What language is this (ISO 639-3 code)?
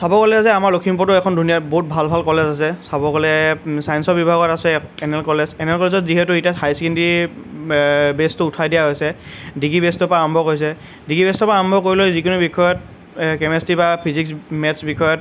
asm